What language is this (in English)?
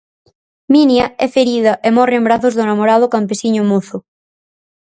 Galician